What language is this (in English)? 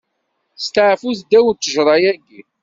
Kabyle